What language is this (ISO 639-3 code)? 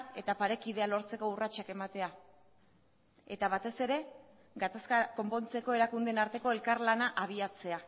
eus